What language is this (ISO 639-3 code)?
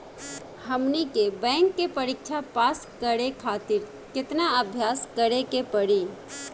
bho